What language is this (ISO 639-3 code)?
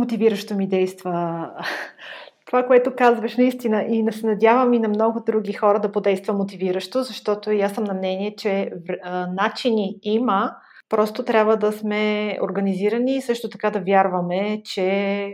bul